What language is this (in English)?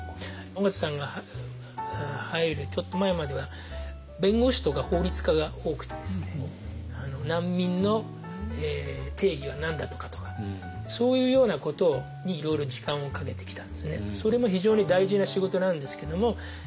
Japanese